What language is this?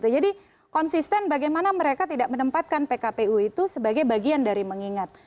Indonesian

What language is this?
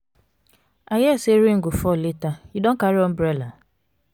Nigerian Pidgin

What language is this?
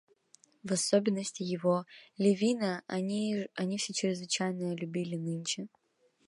Russian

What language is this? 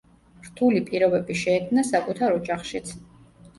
Georgian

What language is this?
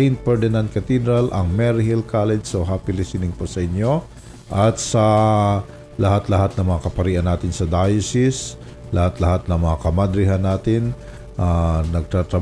Filipino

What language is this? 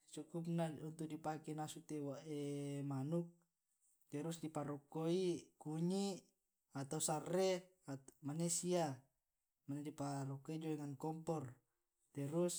Tae'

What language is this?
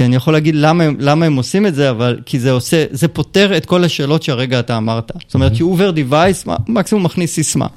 Hebrew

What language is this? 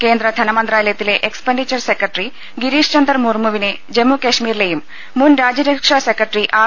Malayalam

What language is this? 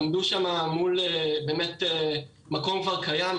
Hebrew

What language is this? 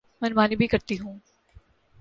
Urdu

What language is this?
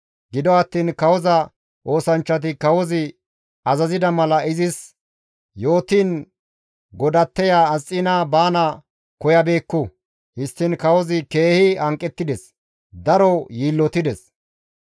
Gamo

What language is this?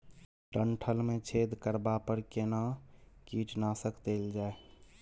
Maithili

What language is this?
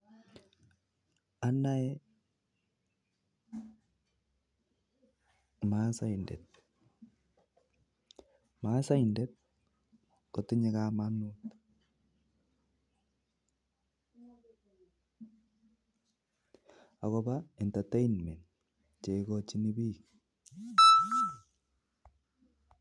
Kalenjin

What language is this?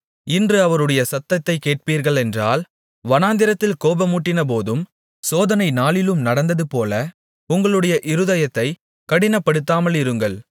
Tamil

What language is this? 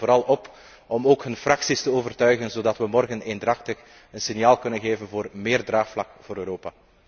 Dutch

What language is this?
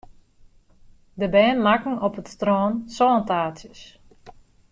Western Frisian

